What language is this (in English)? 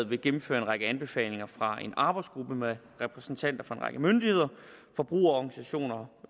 Danish